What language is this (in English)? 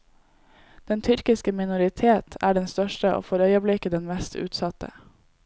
Norwegian